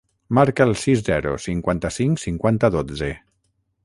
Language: Catalan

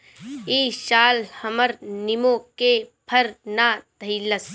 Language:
Bhojpuri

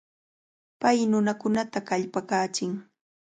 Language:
Cajatambo North Lima Quechua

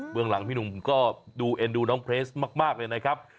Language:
Thai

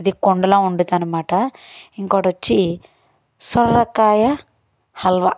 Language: Telugu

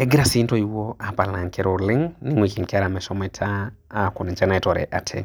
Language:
Masai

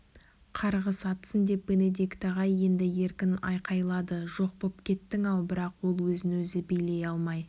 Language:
Kazakh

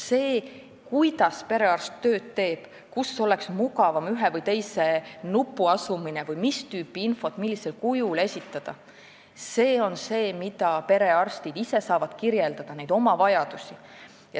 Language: Estonian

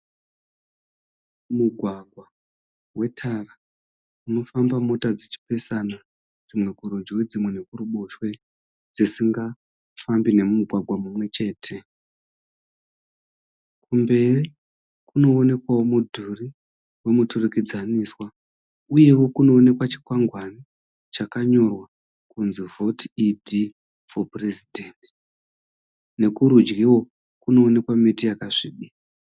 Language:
Shona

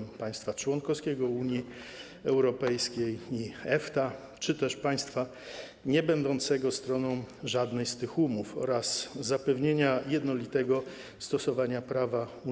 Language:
Polish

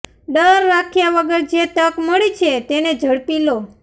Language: Gujarati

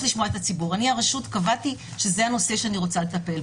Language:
Hebrew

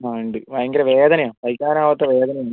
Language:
Malayalam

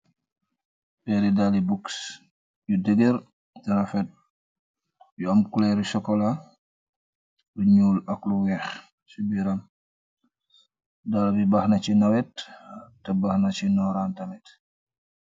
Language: Wolof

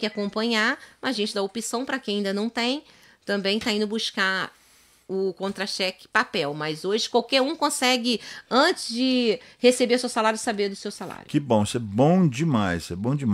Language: Portuguese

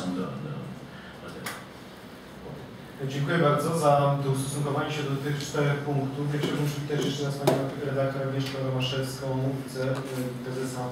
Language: Polish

